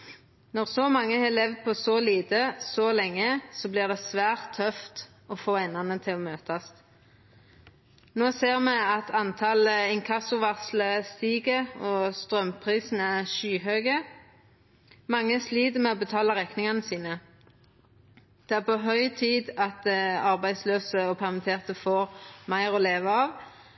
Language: Norwegian Nynorsk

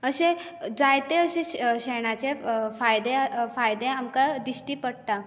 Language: Konkani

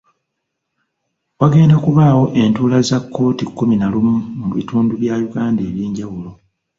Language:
Ganda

